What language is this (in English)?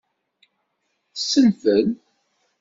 Kabyle